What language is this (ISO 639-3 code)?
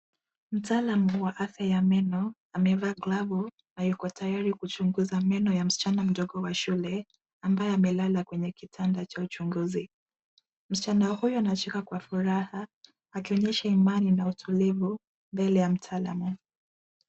swa